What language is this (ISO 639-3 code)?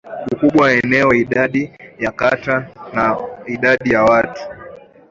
swa